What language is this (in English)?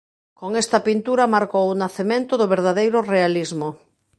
Galician